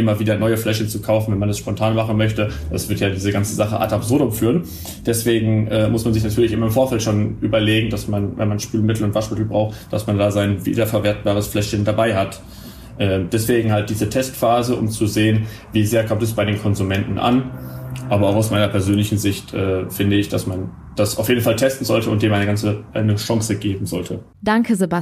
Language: German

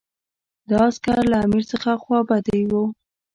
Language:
Pashto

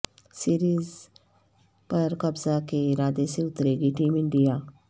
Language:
Urdu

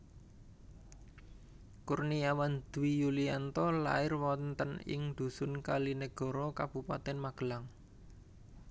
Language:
Javanese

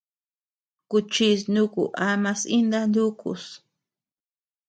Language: Tepeuxila Cuicatec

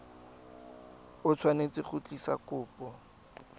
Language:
Tswana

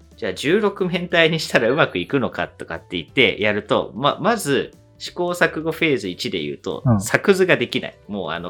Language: Japanese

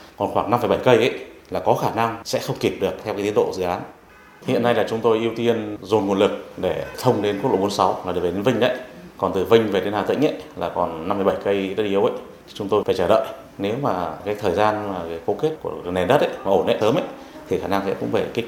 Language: Vietnamese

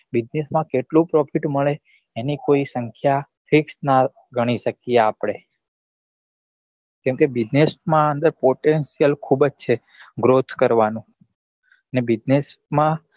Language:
Gujarati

